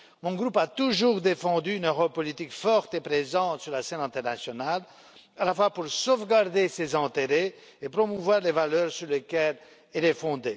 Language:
French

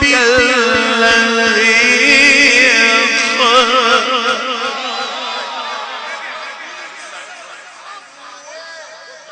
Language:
Arabic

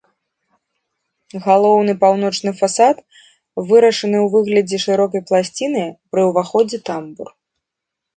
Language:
Belarusian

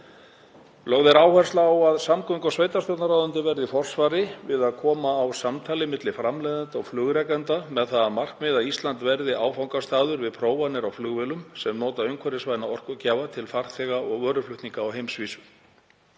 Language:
Icelandic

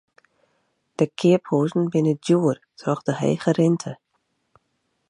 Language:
Western Frisian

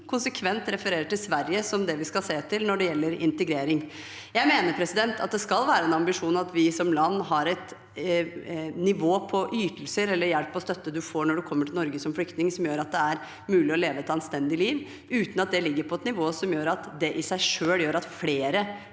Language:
Norwegian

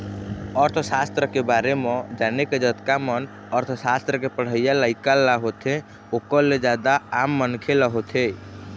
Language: Chhattisgarhi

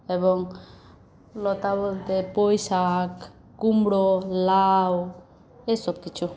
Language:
Bangla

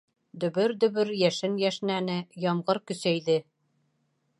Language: Bashkir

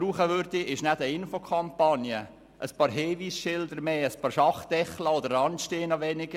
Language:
Swiss German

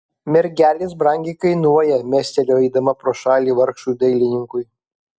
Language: Lithuanian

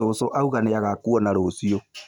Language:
Kikuyu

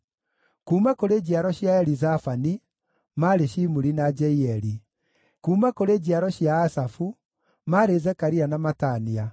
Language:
Kikuyu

